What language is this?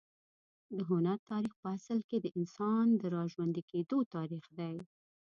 Pashto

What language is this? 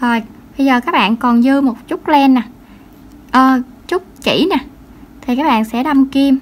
Vietnamese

